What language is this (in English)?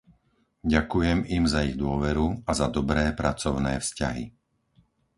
Slovak